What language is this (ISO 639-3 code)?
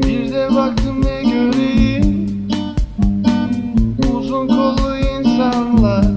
tur